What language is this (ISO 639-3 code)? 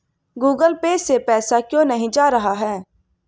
hin